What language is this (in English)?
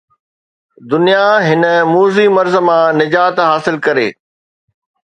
Sindhi